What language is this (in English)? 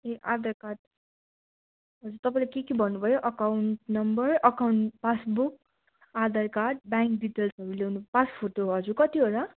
Nepali